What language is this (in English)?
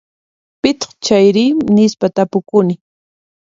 Puno Quechua